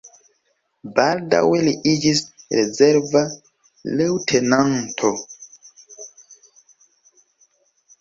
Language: Esperanto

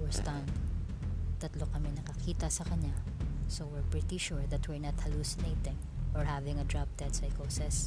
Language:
Filipino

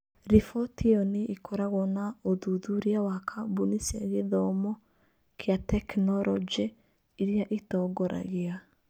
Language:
Kikuyu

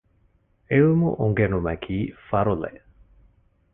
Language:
Divehi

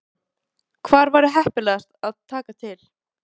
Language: Icelandic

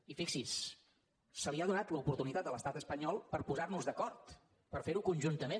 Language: Catalan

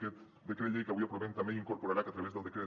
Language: Catalan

